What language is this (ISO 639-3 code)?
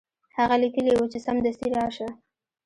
pus